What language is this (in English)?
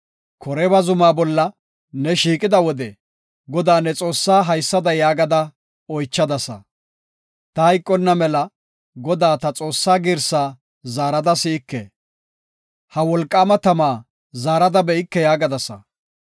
Gofa